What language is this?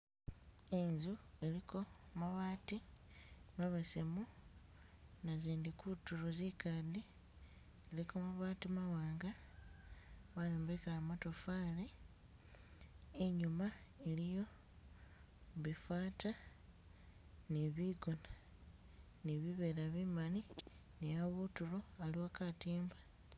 Masaaba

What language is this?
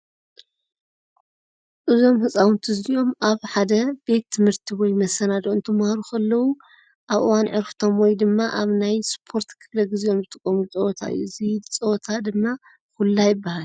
Tigrinya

